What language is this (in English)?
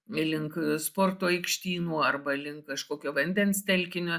Lithuanian